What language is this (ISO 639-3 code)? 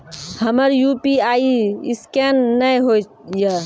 mai